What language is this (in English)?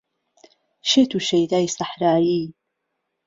Central Kurdish